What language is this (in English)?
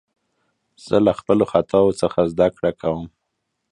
Pashto